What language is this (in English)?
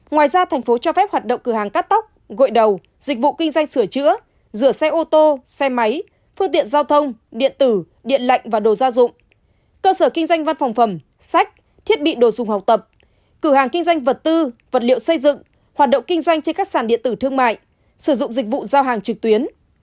Vietnamese